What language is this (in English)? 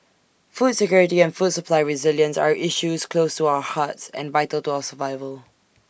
English